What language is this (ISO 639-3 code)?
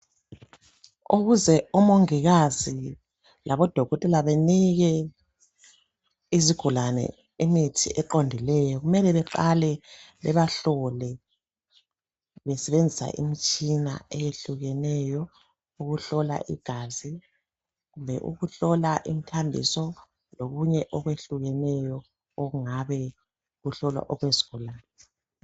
nde